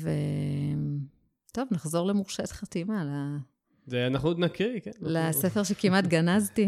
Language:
Hebrew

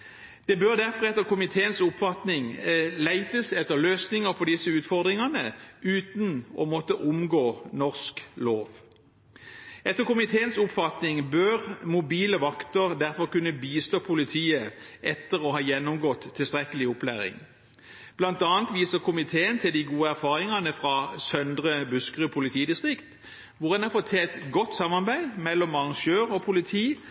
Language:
Norwegian Bokmål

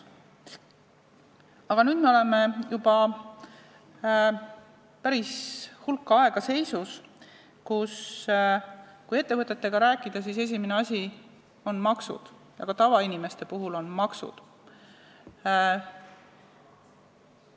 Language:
Estonian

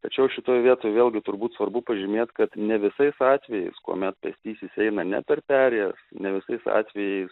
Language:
Lithuanian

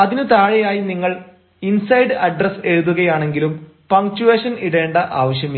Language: Malayalam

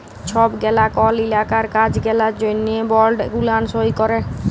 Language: Bangla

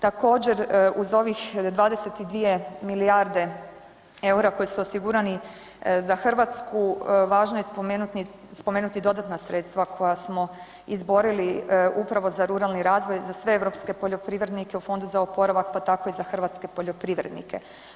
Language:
Croatian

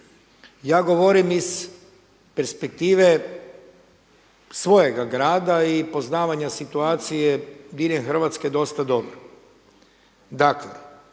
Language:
Croatian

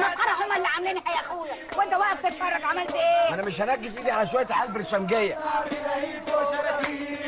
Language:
Arabic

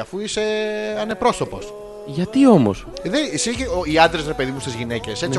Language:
Greek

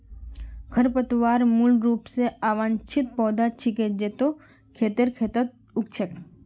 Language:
Magahi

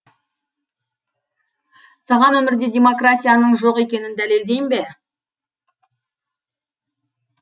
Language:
Kazakh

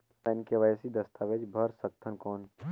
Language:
Chhattisgarhi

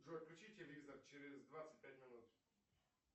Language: Russian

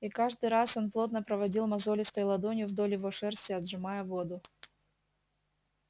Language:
Russian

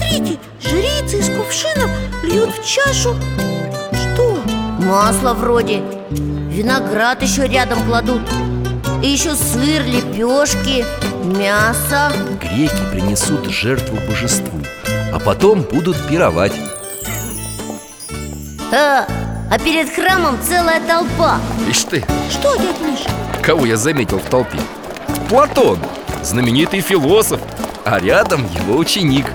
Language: Russian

